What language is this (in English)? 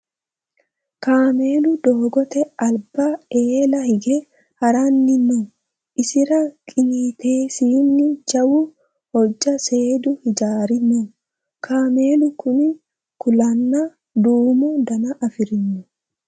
Sidamo